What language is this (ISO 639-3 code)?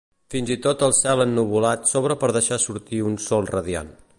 cat